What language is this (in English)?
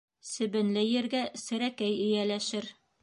Bashkir